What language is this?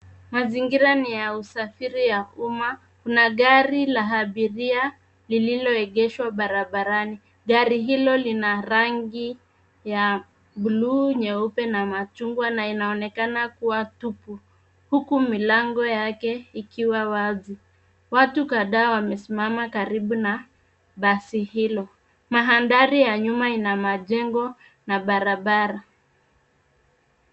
Swahili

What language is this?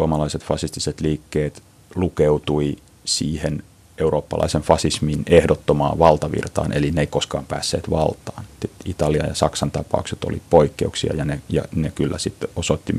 Finnish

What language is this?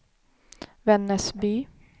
Swedish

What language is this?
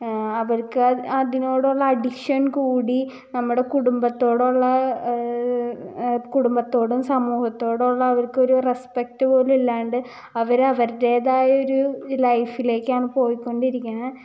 Malayalam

